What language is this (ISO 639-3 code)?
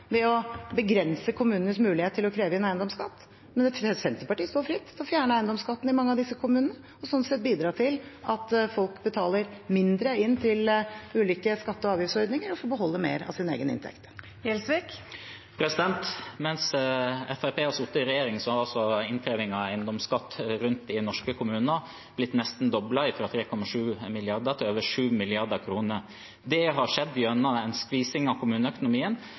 nor